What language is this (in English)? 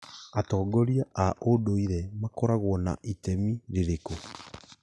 Kikuyu